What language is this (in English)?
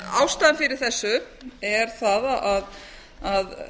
Icelandic